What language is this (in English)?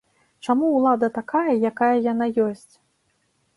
Belarusian